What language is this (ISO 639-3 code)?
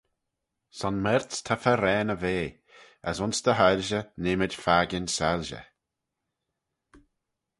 glv